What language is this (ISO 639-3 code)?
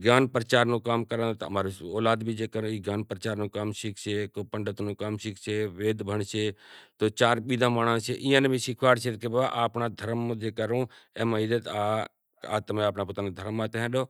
gjk